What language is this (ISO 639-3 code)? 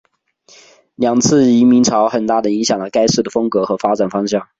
zho